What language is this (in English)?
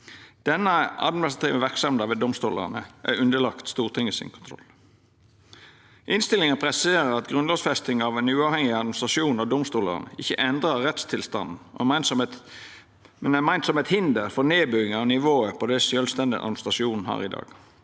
Norwegian